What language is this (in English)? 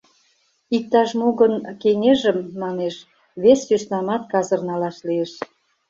Mari